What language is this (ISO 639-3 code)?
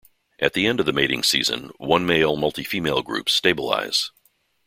eng